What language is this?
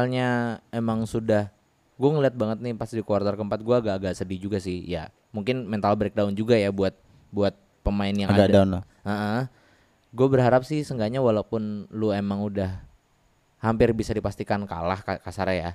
Indonesian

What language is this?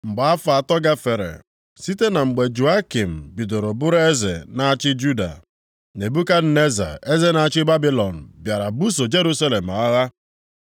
Igbo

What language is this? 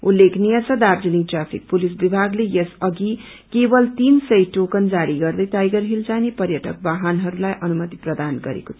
Nepali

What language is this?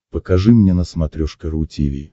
Russian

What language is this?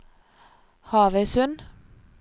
Norwegian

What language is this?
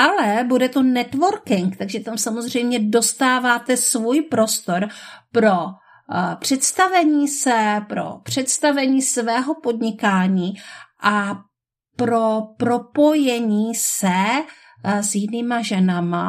Czech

